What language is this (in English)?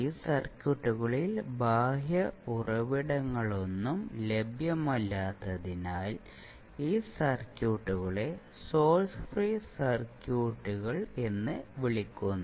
Malayalam